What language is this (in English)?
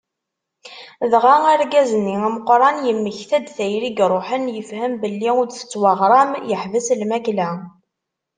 Kabyle